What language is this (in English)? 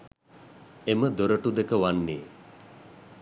Sinhala